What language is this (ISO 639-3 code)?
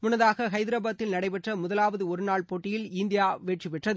tam